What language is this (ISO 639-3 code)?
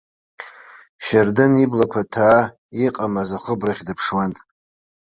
abk